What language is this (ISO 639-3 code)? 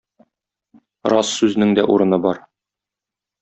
tat